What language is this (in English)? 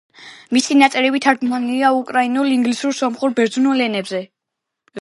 Georgian